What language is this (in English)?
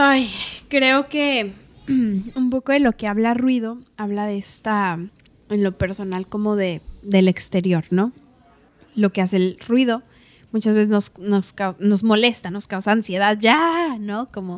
Spanish